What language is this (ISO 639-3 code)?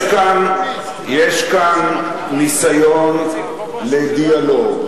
heb